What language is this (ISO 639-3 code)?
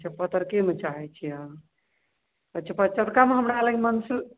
mai